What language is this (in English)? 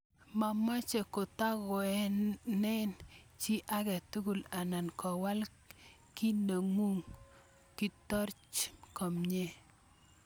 Kalenjin